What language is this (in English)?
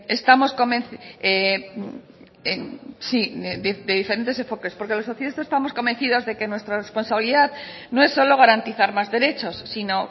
Spanish